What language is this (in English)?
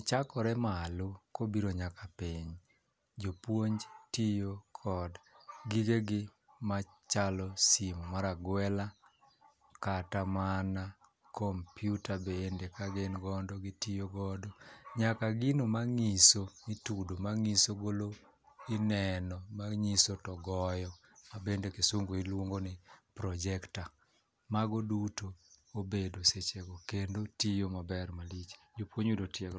Luo (Kenya and Tanzania)